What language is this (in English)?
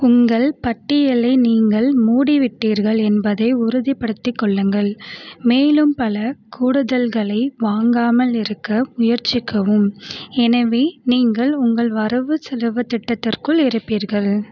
Tamil